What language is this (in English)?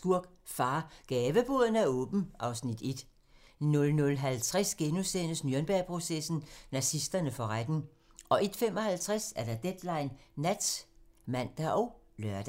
Danish